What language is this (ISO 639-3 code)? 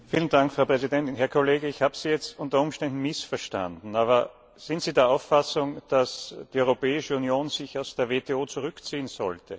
deu